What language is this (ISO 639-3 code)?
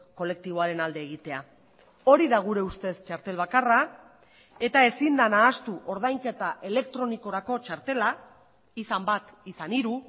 eus